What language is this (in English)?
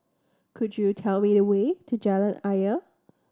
English